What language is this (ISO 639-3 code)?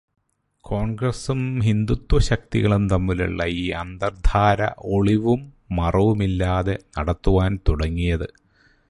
mal